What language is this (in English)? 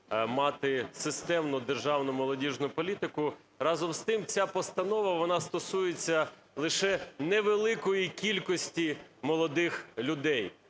Ukrainian